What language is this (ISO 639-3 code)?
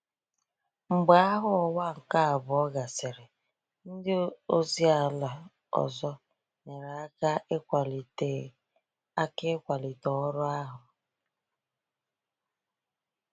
ibo